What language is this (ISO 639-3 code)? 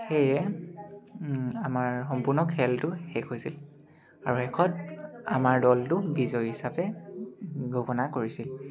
asm